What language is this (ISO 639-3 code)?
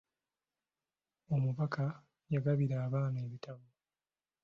lug